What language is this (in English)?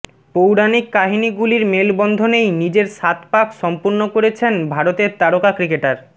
Bangla